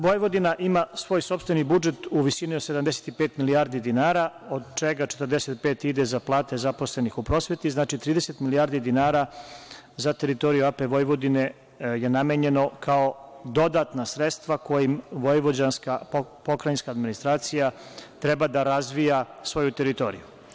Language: Serbian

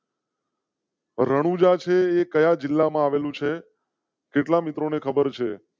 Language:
Gujarati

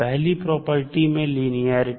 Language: Hindi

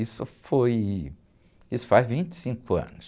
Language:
Portuguese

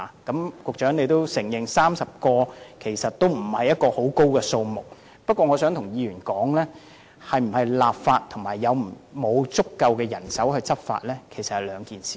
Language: Cantonese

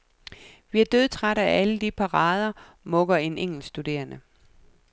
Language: Danish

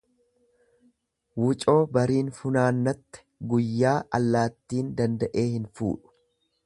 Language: Oromo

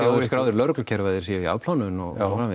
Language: Icelandic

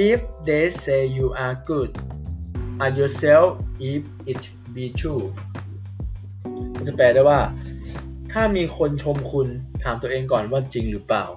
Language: Thai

